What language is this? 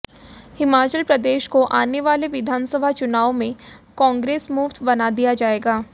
Hindi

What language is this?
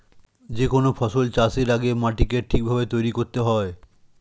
Bangla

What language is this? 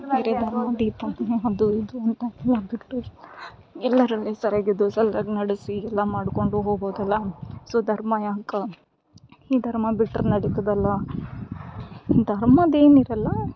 Kannada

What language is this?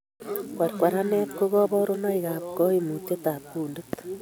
Kalenjin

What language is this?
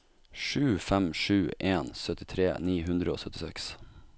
Norwegian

